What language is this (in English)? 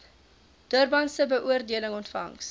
Afrikaans